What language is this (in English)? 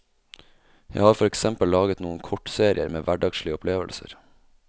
Norwegian